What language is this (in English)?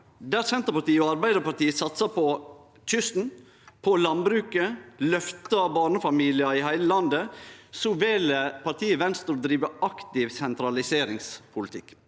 Norwegian